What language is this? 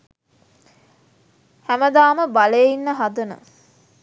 Sinhala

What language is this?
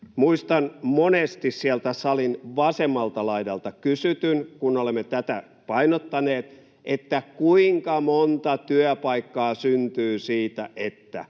Finnish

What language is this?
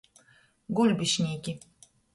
Latgalian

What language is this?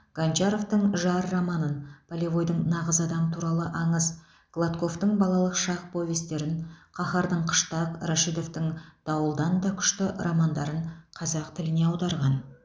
Kazakh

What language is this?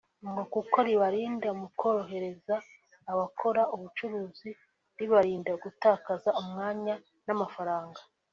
Kinyarwanda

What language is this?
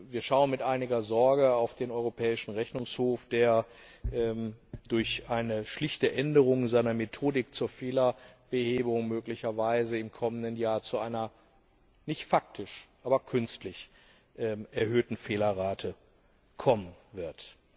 German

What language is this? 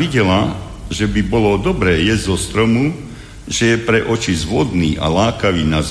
Slovak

